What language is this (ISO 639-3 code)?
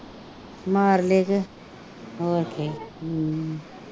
pan